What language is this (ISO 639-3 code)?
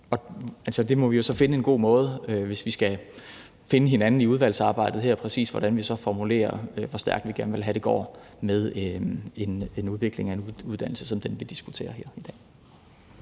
dan